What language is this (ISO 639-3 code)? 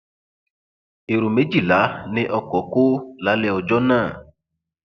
yor